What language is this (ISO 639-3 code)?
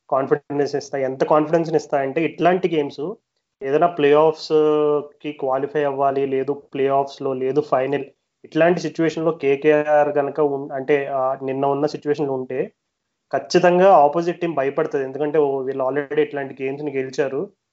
tel